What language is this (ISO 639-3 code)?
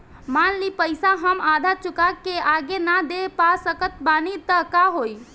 bho